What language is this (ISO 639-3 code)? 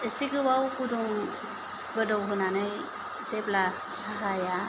brx